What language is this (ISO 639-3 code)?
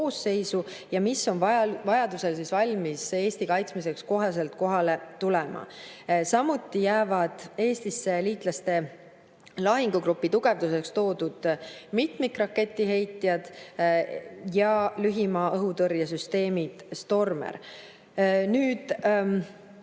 est